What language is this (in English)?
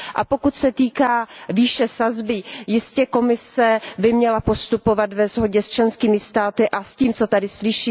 Czech